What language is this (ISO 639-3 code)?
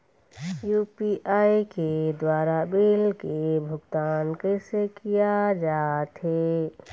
hne